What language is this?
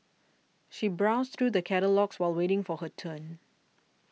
English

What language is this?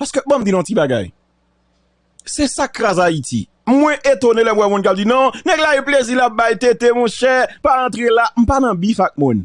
French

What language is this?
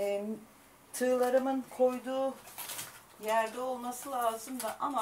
Turkish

